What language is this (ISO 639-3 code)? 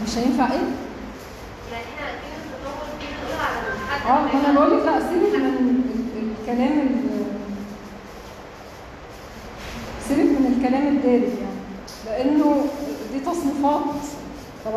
ara